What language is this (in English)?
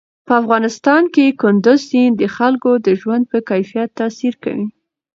Pashto